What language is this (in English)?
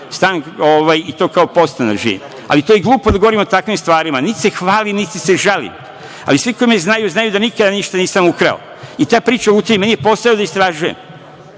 Serbian